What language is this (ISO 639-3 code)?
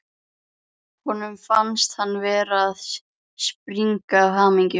isl